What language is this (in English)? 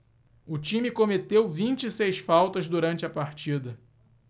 Portuguese